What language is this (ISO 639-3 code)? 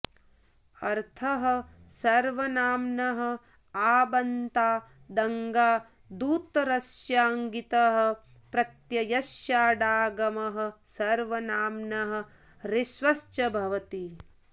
san